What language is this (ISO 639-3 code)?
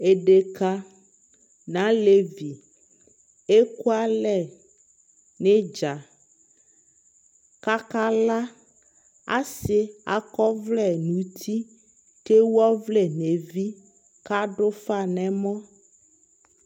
kpo